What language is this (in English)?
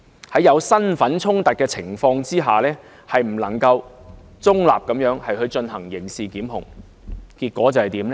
Cantonese